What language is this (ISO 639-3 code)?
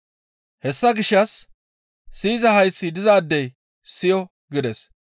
gmv